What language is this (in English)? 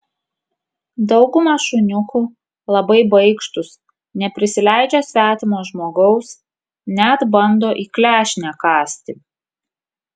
Lithuanian